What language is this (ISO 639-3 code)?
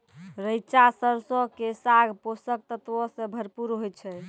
mai